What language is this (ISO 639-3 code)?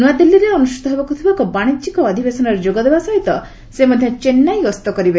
ori